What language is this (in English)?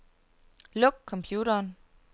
Danish